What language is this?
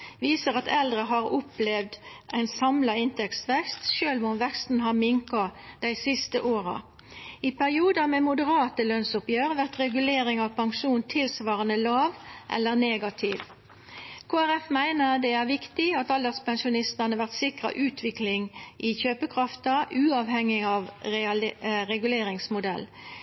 Norwegian Nynorsk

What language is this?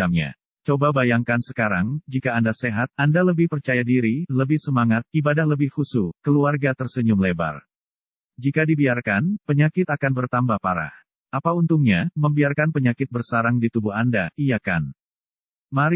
Indonesian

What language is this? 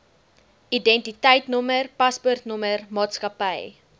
Afrikaans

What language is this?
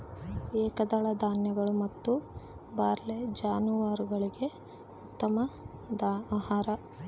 Kannada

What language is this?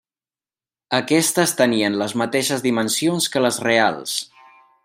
Catalan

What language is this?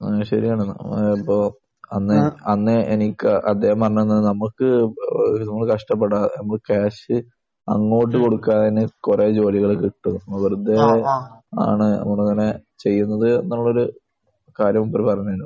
Malayalam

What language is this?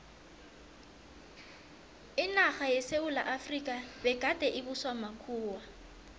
South Ndebele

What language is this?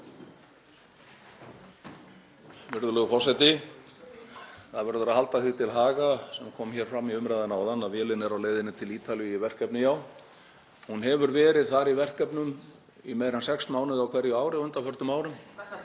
Icelandic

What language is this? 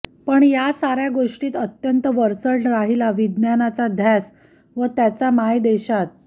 Marathi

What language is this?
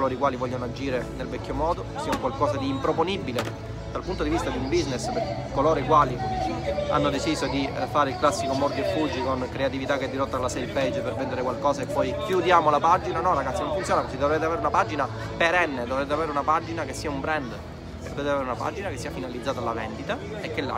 Italian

